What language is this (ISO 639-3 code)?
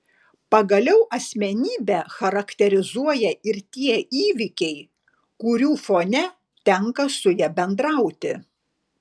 lit